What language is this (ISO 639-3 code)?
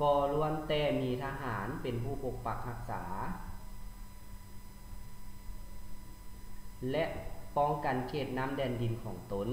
tha